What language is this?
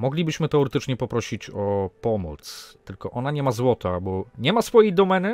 Polish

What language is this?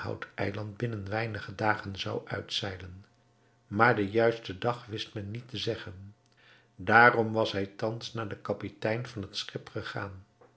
Dutch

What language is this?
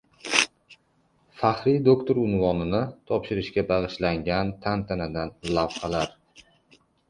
Uzbek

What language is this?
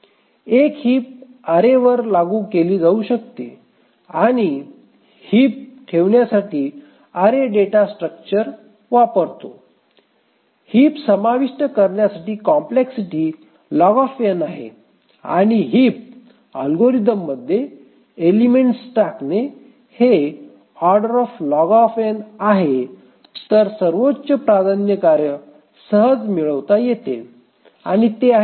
Marathi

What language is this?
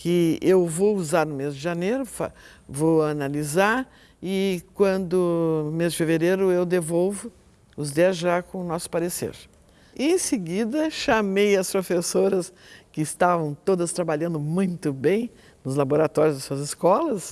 Portuguese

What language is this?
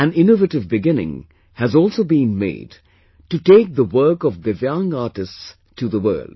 English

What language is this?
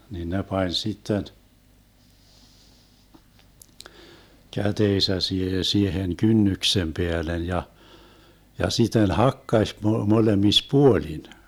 Finnish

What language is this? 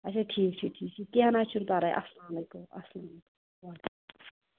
Kashmiri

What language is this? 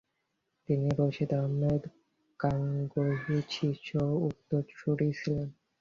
Bangla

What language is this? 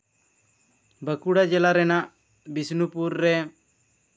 Santali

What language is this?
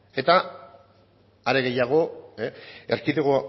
Basque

